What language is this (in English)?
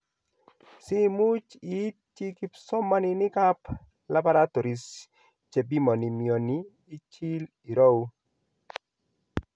Kalenjin